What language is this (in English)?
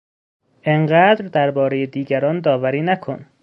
Persian